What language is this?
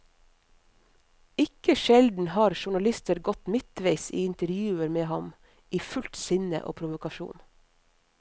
Norwegian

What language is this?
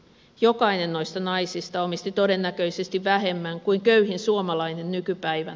Finnish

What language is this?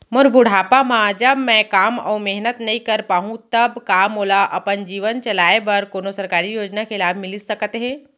Chhattisgarhi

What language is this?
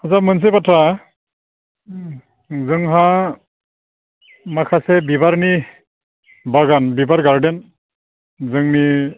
Bodo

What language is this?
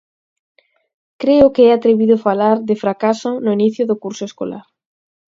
Galician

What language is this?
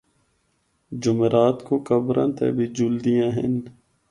Northern Hindko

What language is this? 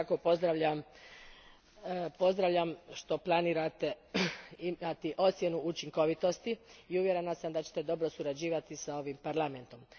Croatian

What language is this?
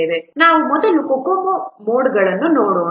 Kannada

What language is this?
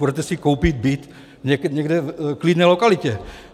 Czech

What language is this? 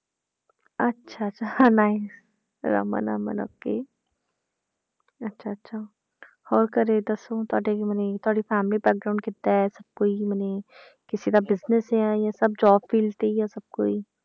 Punjabi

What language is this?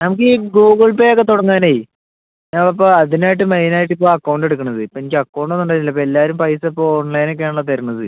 Malayalam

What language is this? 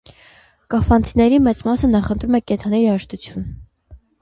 Armenian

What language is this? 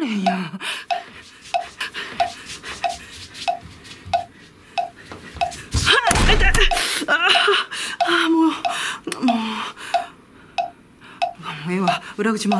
Japanese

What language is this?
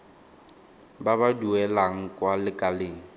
Tswana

